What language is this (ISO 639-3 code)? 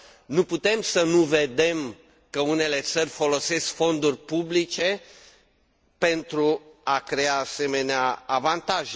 ron